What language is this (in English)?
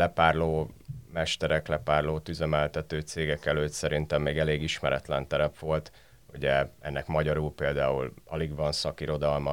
Hungarian